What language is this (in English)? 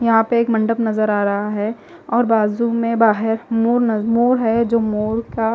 Hindi